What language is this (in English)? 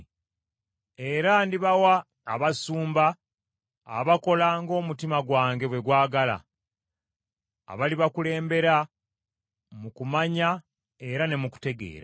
Ganda